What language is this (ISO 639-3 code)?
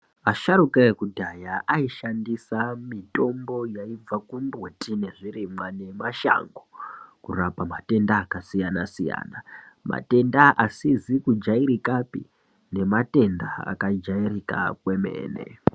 ndc